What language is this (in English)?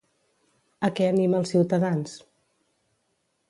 Catalan